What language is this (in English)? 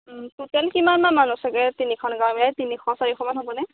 Assamese